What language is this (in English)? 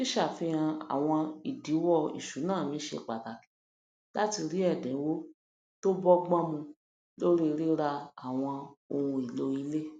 Yoruba